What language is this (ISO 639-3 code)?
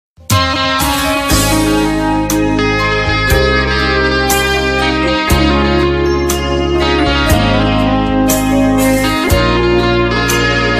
ron